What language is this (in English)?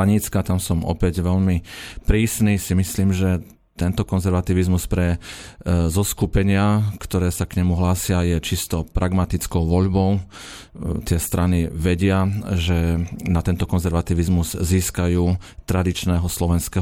Slovak